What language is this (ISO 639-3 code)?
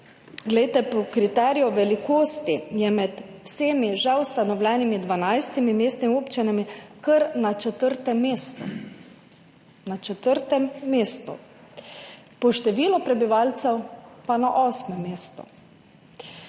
slv